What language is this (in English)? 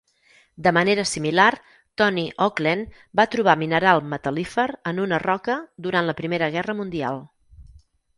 Catalan